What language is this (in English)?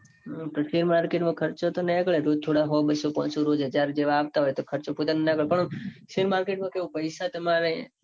Gujarati